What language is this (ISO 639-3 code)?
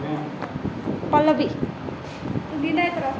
mai